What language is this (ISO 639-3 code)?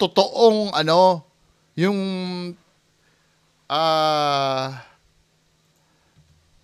fil